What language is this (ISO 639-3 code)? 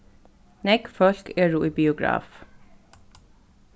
fao